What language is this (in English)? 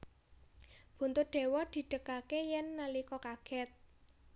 Javanese